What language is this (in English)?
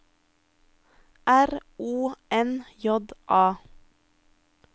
Norwegian